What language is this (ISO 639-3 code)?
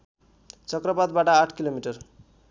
nep